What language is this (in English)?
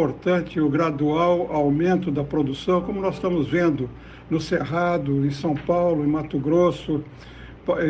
Portuguese